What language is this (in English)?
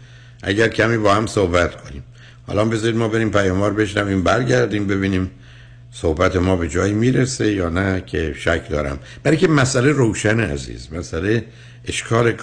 Persian